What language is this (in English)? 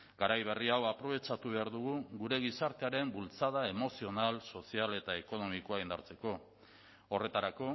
Basque